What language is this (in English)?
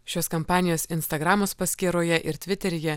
Lithuanian